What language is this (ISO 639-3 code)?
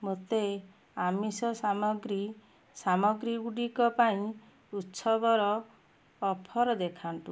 ori